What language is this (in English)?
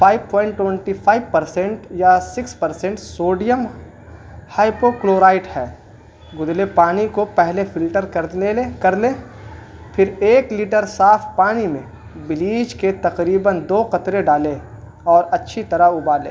Urdu